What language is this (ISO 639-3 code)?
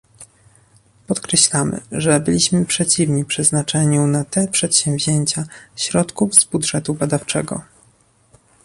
pol